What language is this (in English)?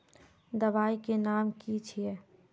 Magahi